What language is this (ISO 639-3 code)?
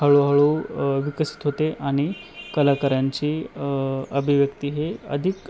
mar